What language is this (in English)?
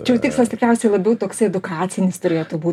Lithuanian